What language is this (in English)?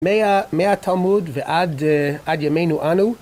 Hebrew